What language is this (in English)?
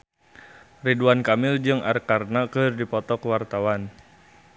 Sundanese